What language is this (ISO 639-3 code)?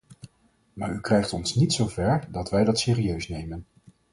nld